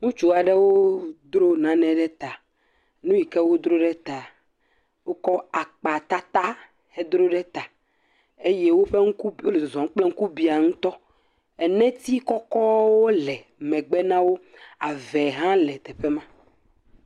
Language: Ewe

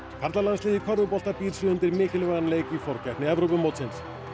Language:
Icelandic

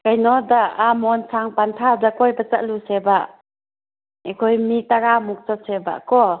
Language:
Manipuri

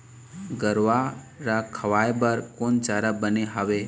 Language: Chhattisgarhi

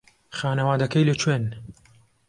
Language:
Central Kurdish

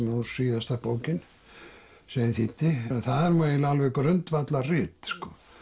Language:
Icelandic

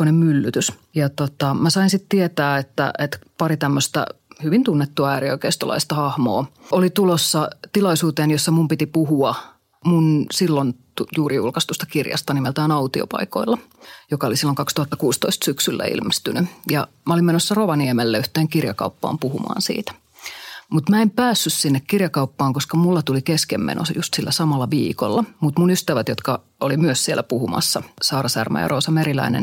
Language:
Finnish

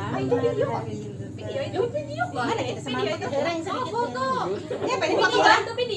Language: Indonesian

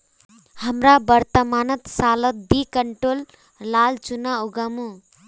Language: Magahi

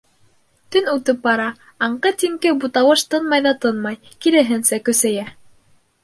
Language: Bashkir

